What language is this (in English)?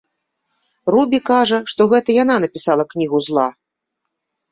Belarusian